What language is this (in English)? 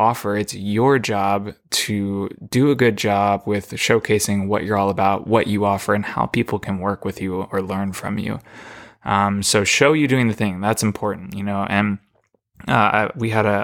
English